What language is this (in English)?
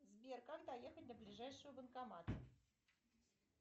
Russian